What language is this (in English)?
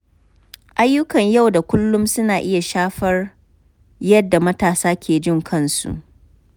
Hausa